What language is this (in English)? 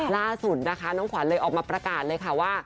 Thai